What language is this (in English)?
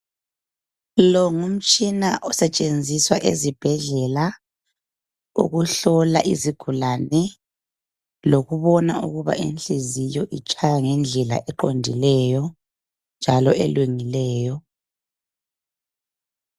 North Ndebele